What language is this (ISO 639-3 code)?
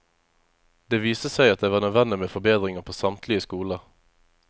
nor